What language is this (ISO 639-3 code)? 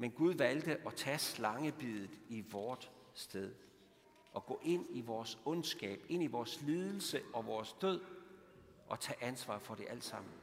dan